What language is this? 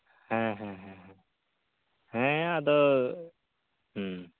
Santali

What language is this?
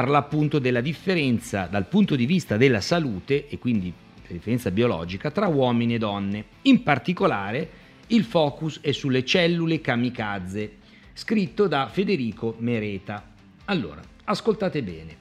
Italian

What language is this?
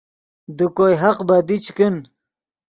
Yidgha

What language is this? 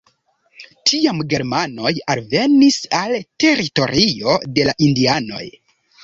Esperanto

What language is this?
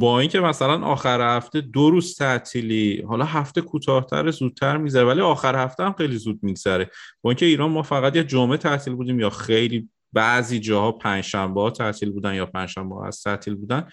Persian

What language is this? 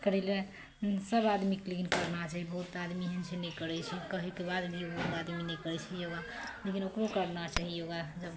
Maithili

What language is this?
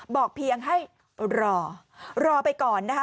Thai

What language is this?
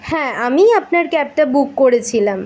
Bangla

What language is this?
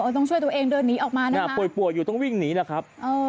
Thai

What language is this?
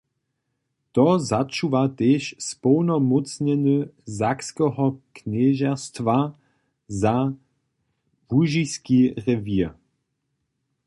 Upper Sorbian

